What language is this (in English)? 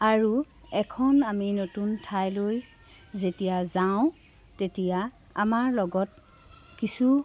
Assamese